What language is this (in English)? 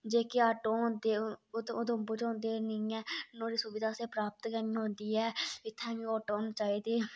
Dogri